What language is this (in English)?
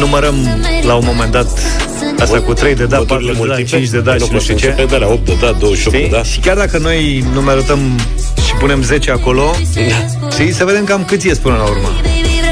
Romanian